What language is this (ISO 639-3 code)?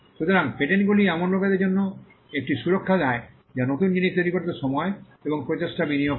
ben